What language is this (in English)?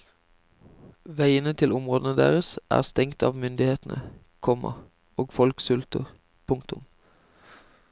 Norwegian